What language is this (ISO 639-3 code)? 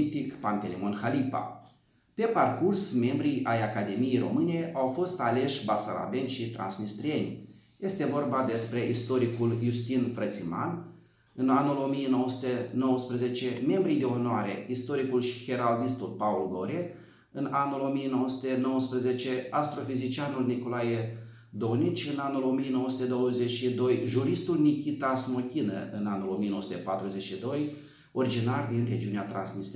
ron